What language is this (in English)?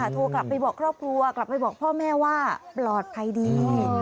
Thai